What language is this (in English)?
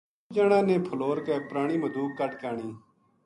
Gujari